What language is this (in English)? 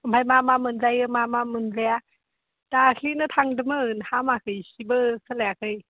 Bodo